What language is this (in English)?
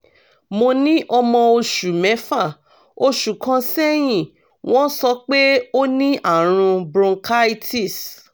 Yoruba